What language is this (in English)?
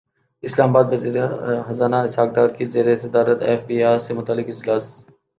Urdu